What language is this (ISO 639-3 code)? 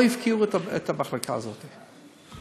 heb